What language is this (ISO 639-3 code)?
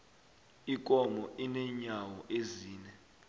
nbl